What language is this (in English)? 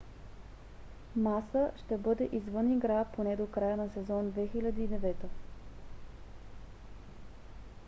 Bulgarian